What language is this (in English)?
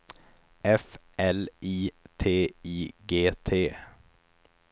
Swedish